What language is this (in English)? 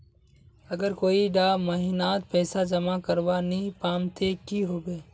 Magahi